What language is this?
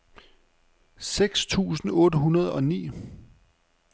Danish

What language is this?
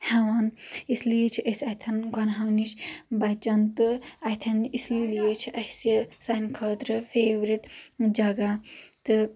Kashmiri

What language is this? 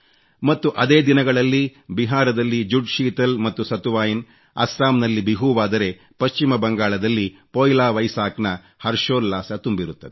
Kannada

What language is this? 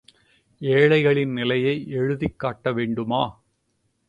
Tamil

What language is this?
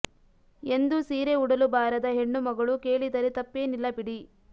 Kannada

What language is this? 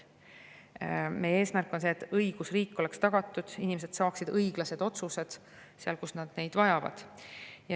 Estonian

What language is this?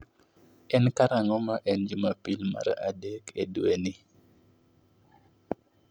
Luo (Kenya and Tanzania)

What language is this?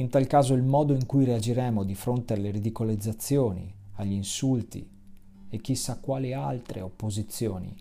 Italian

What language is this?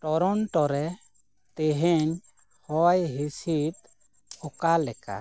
Santali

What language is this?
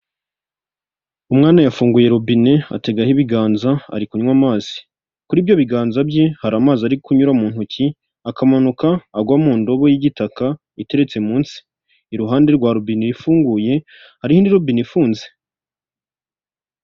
Kinyarwanda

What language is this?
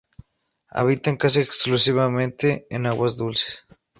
Spanish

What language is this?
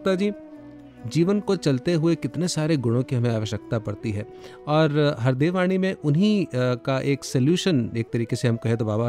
Hindi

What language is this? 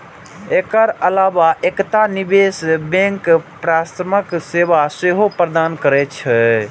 Maithili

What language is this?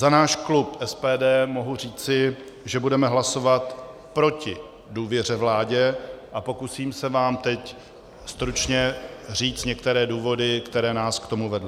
Czech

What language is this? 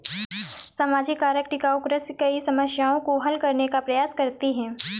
Hindi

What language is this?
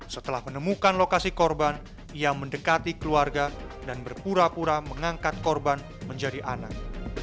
Indonesian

